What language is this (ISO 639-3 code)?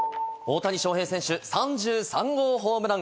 jpn